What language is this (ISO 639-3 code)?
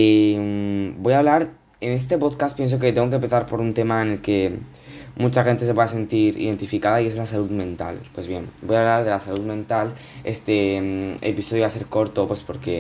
spa